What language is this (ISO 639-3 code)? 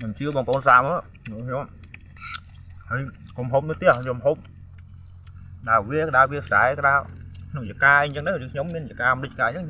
vie